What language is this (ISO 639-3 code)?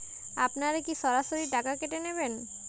ben